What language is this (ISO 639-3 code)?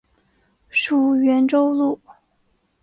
zho